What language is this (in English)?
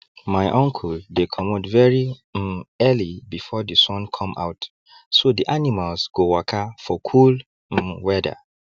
Nigerian Pidgin